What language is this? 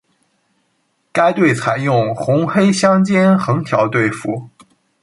Chinese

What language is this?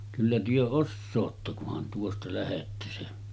Finnish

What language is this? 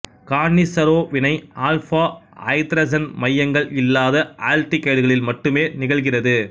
Tamil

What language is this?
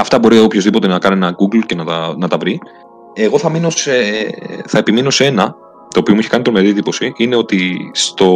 Greek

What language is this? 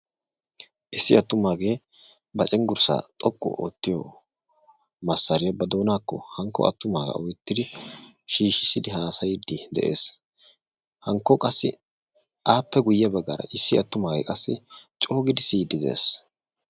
Wolaytta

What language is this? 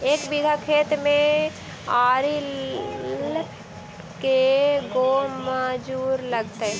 Magahi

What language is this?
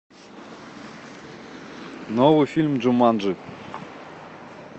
Russian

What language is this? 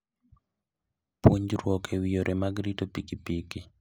Luo (Kenya and Tanzania)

